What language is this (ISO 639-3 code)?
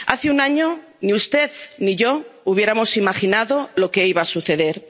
spa